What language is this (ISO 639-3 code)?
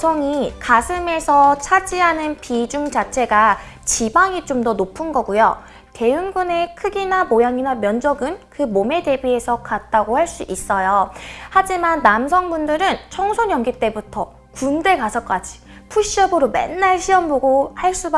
kor